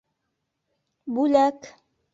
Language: Bashkir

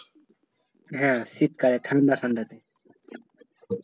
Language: Bangla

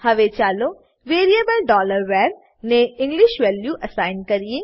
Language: Gujarati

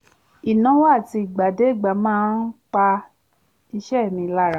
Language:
Yoruba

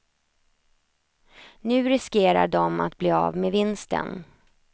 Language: Swedish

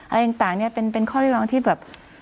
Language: Thai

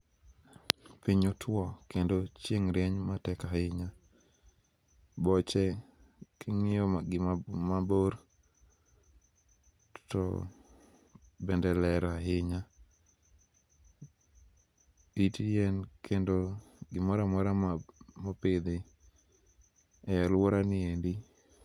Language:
Luo (Kenya and Tanzania)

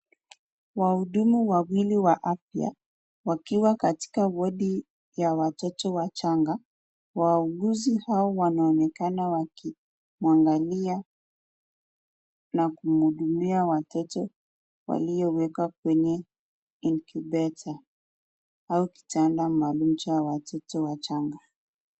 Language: Swahili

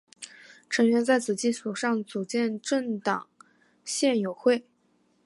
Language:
Chinese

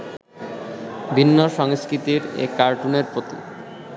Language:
Bangla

